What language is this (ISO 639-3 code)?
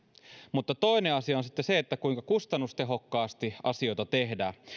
fin